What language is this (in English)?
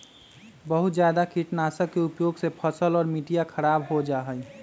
Magahi